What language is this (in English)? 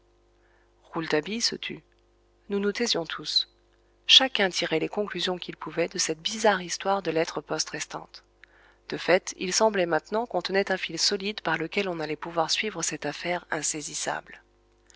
French